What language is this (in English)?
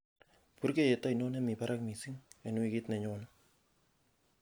Kalenjin